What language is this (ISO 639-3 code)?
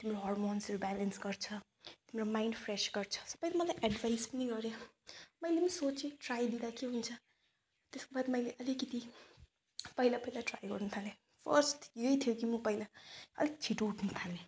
nep